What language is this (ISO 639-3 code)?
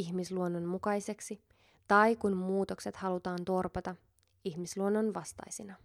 fin